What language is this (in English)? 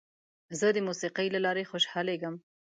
Pashto